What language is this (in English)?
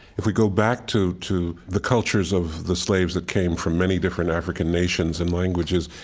English